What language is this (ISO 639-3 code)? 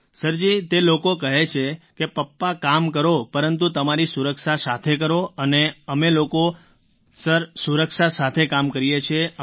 guj